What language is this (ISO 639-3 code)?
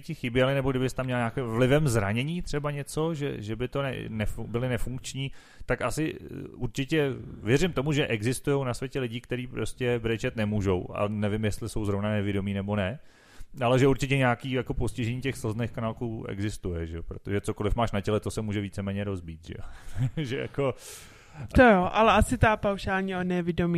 ces